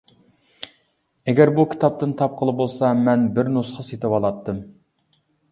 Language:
Uyghur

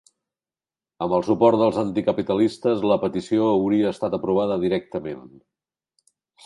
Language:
Catalan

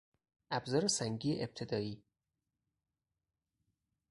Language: Persian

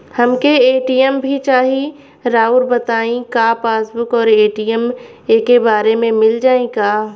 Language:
Bhojpuri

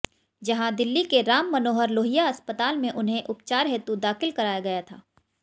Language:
Hindi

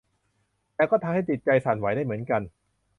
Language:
Thai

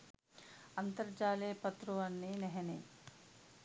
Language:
Sinhala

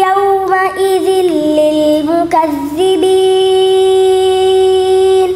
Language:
Arabic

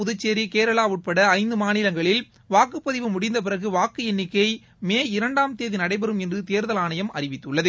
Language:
Tamil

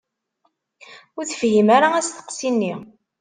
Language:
Kabyle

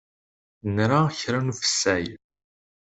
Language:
Kabyle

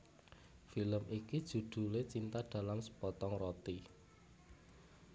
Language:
Javanese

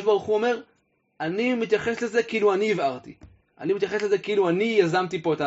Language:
Hebrew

